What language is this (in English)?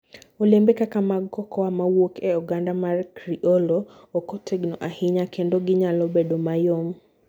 Luo (Kenya and Tanzania)